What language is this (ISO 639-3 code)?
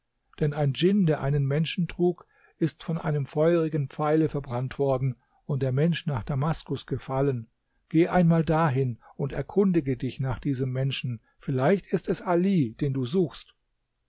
deu